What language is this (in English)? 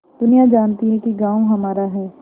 Hindi